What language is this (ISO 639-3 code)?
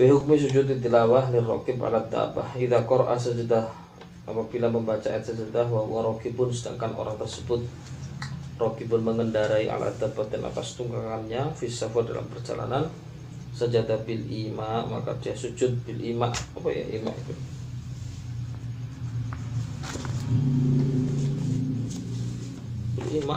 msa